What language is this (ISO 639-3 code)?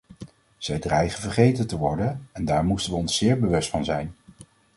nld